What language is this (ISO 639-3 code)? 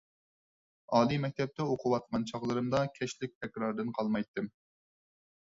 uig